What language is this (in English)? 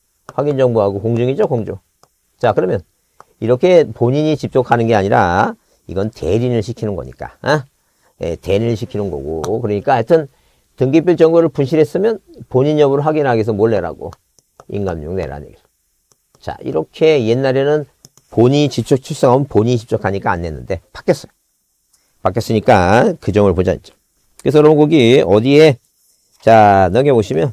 Korean